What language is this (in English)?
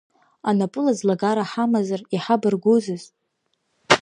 Abkhazian